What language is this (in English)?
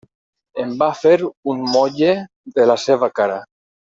Catalan